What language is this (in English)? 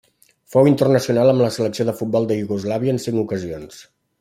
Catalan